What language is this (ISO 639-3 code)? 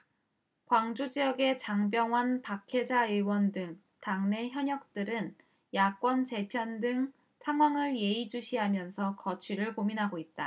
kor